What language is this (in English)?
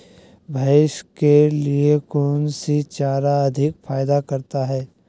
Magahi